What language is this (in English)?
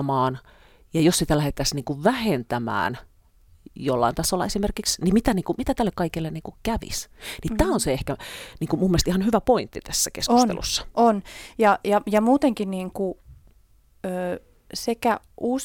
Finnish